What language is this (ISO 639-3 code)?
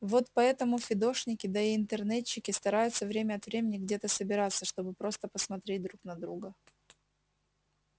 rus